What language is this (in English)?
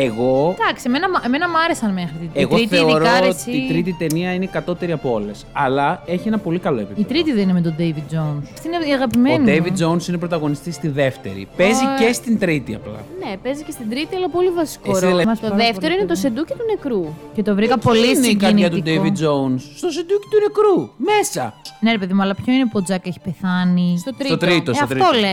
Greek